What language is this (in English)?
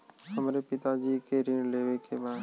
Bhojpuri